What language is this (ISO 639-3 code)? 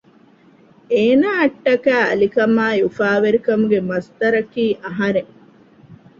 div